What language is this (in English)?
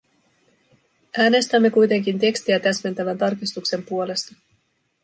Finnish